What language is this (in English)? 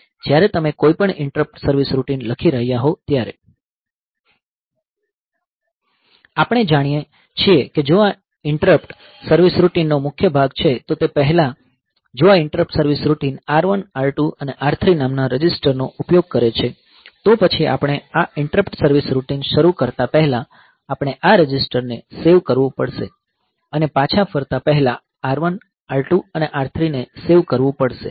Gujarati